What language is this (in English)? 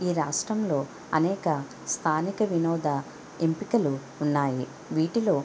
Telugu